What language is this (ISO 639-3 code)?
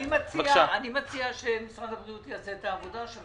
heb